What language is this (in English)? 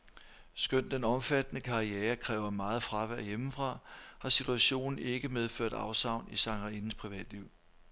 Danish